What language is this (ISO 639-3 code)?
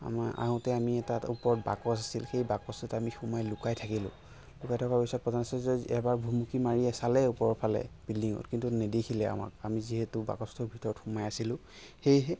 asm